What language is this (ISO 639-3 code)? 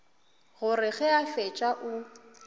nso